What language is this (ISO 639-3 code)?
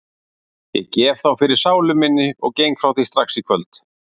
isl